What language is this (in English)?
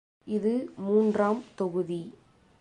Tamil